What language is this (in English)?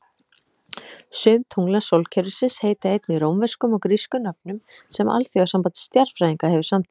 Icelandic